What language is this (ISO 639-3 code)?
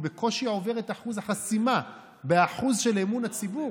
heb